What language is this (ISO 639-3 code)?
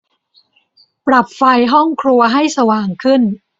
tha